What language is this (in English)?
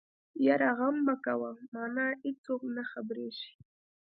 Pashto